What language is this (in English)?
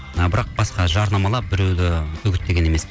Kazakh